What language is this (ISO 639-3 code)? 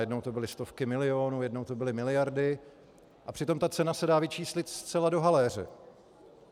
ces